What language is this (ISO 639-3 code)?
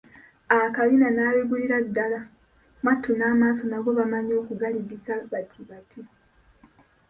lug